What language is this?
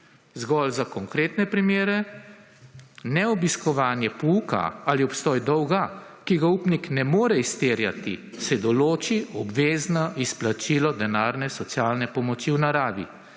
Slovenian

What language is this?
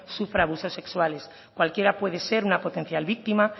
Spanish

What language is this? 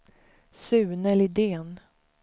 Swedish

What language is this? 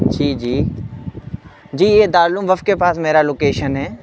Urdu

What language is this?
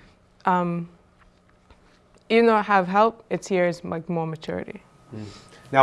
English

